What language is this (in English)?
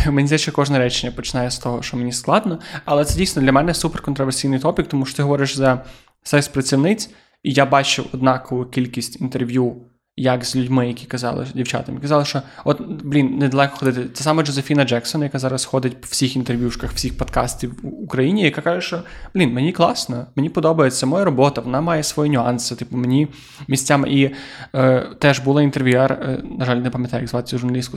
Ukrainian